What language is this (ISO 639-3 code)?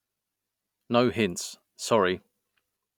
eng